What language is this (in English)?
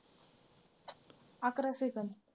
Marathi